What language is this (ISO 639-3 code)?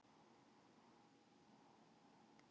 isl